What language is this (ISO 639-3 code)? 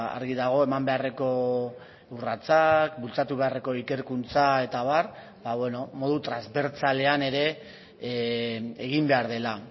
eus